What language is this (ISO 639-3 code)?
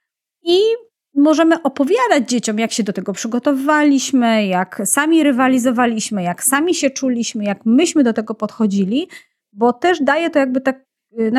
pol